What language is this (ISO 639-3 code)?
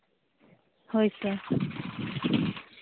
sat